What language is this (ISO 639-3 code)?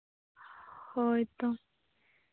sat